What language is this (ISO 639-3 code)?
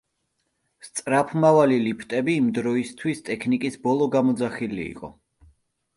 kat